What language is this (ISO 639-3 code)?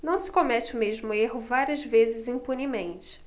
por